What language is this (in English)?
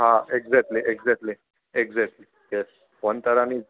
Gujarati